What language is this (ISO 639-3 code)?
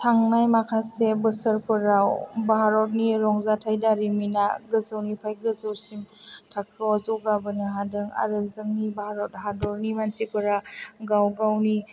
brx